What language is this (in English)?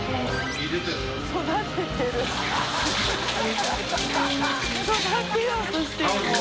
Japanese